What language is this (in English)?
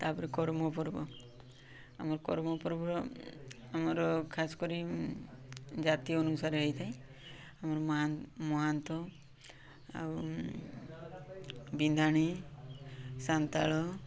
Odia